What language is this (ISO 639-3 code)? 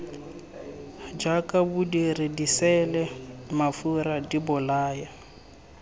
tsn